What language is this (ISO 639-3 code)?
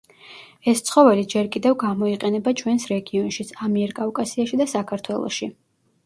kat